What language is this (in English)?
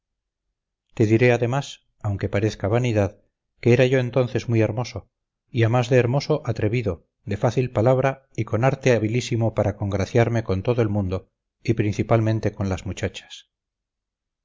Spanish